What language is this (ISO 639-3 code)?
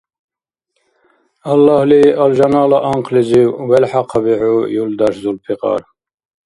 dar